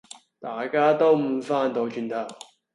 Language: Cantonese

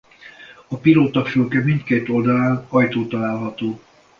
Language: Hungarian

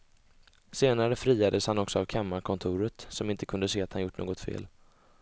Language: Swedish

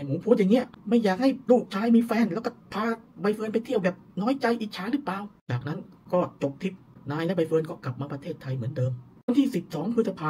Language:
Thai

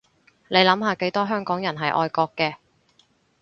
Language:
Cantonese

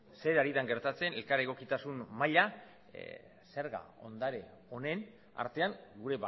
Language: Basque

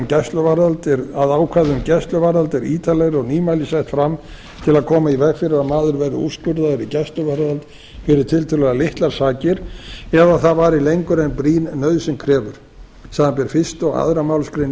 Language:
Icelandic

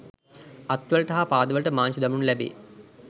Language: Sinhala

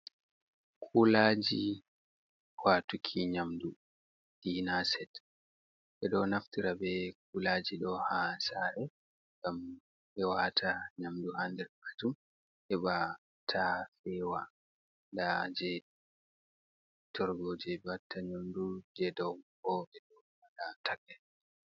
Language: Fula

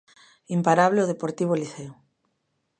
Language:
Galician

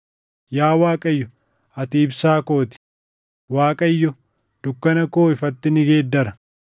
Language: Oromo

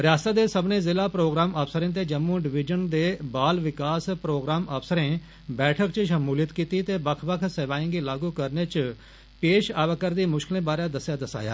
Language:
Dogri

